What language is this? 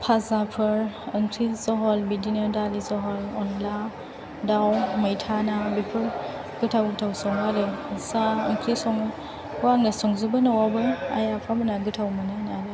Bodo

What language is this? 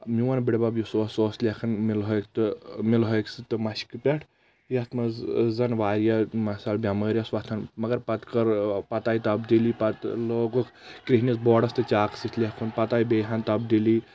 Kashmiri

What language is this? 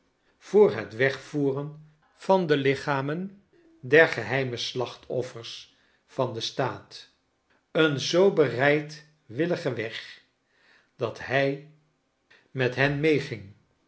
Dutch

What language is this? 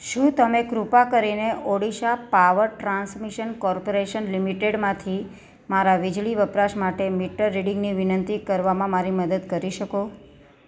Gujarati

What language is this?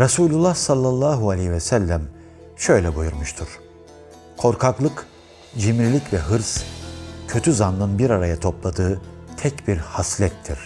Turkish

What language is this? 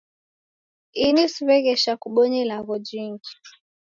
Taita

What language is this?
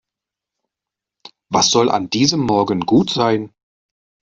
German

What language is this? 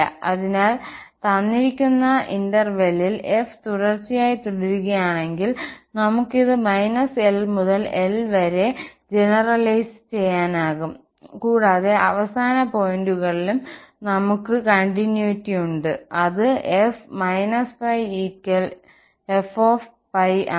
Malayalam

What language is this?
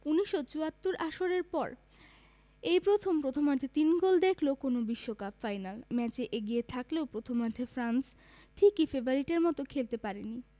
Bangla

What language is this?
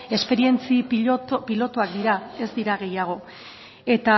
Basque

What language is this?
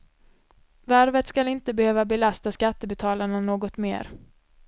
Swedish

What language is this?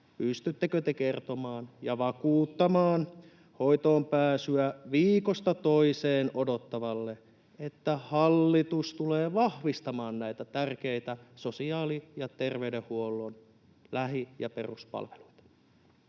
Finnish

